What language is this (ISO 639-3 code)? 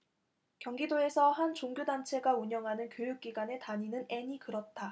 kor